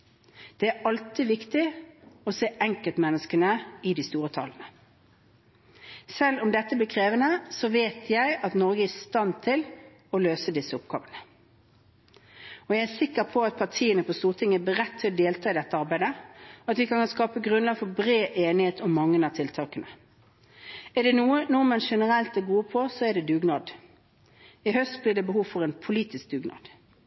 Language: Norwegian Bokmål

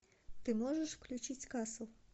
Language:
Russian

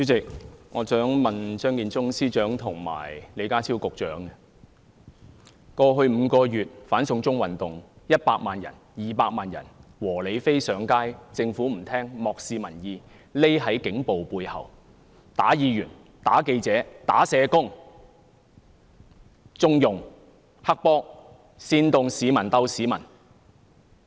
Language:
Cantonese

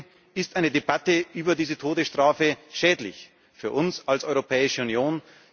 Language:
German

